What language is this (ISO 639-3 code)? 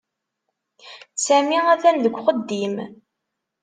kab